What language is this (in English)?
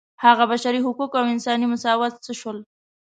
Pashto